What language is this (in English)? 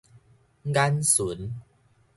Min Nan Chinese